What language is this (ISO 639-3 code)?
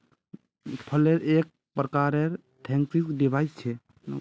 mag